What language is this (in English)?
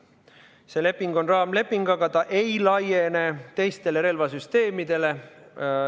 Estonian